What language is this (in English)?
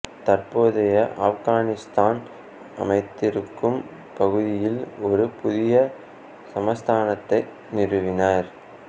Tamil